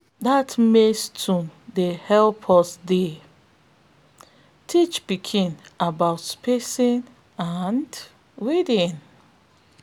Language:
Nigerian Pidgin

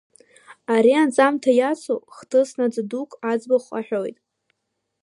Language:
Abkhazian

